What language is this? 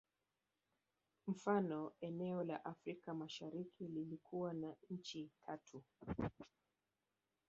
Swahili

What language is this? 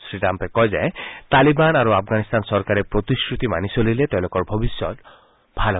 Assamese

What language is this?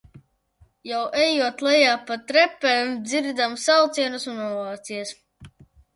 Latvian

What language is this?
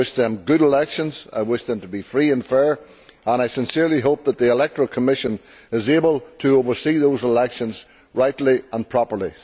English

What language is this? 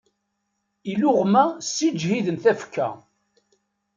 Kabyle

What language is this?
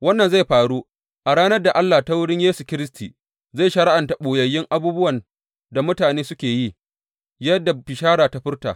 Hausa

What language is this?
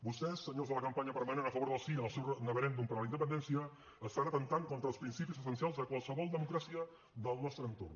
Catalan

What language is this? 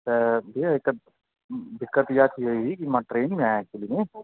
Sindhi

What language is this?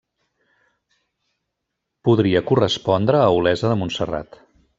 Catalan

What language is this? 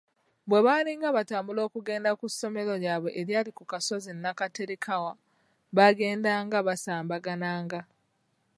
Ganda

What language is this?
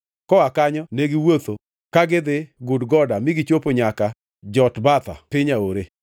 Luo (Kenya and Tanzania)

